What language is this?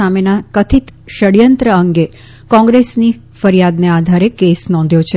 Gujarati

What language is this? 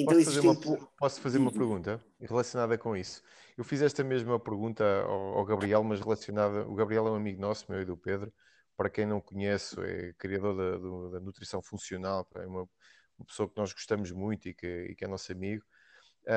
Portuguese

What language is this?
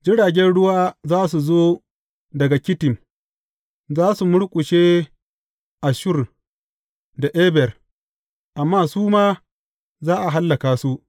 Hausa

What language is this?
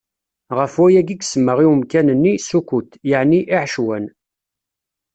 Kabyle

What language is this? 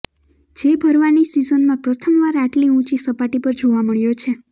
Gujarati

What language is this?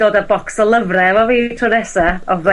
Welsh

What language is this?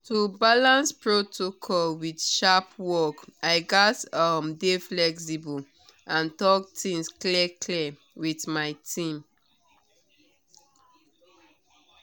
Nigerian Pidgin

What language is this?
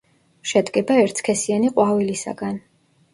Georgian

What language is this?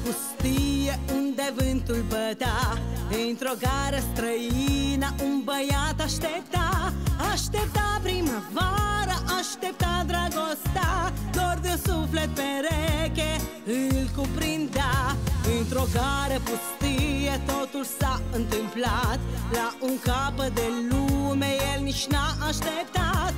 Romanian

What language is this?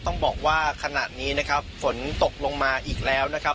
Thai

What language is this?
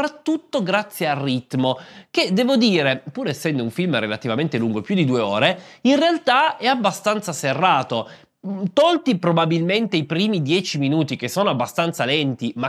Italian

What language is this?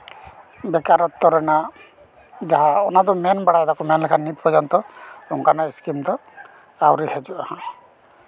Santali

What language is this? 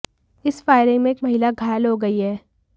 Hindi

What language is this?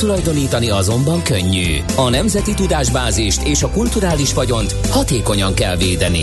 Hungarian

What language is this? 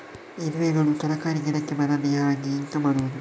Kannada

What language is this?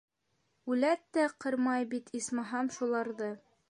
Bashkir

